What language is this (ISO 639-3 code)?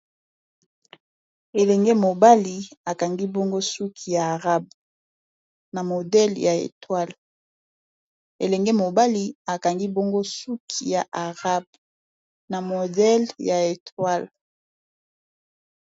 lin